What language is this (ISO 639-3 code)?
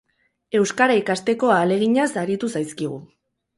eus